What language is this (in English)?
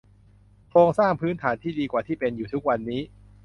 Thai